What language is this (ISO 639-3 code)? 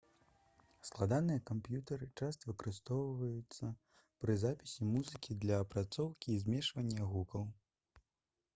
bel